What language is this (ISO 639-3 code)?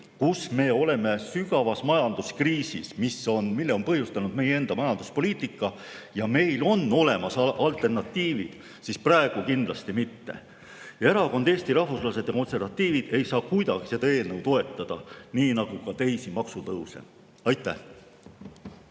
est